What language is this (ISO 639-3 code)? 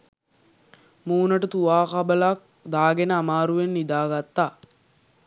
sin